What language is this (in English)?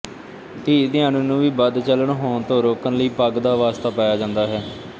Punjabi